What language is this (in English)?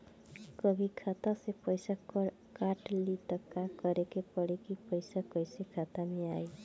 Bhojpuri